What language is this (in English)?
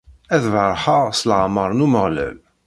Kabyle